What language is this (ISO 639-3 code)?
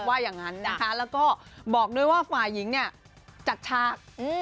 tha